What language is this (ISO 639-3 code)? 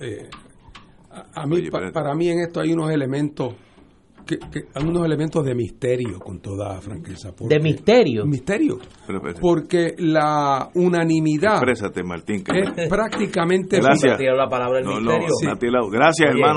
spa